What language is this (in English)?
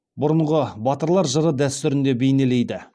Kazakh